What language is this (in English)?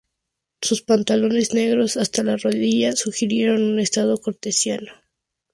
Spanish